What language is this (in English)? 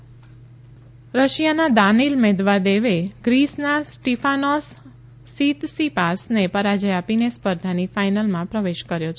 Gujarati